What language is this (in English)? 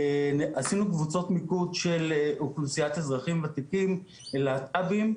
Hebrew